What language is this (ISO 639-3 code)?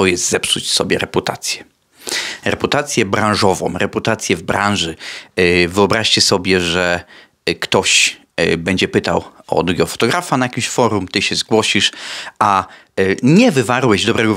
pol